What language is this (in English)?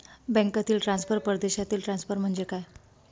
Marathi